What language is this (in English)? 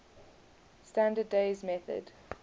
English